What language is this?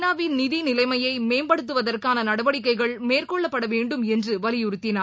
Tamil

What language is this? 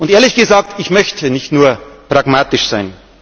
German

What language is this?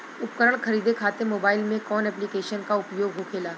Bhojpuri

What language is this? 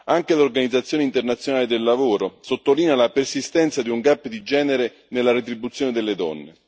Italian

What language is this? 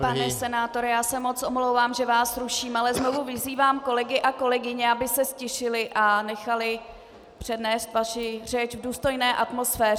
Czech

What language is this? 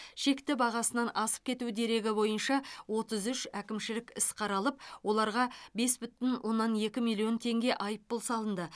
Kazakh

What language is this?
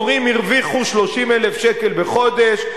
Hebrew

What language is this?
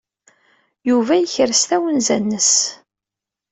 Kabyle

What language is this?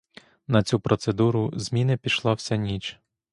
Ukrainian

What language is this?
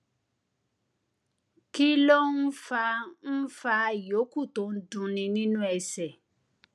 Yoruba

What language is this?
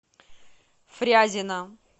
Russian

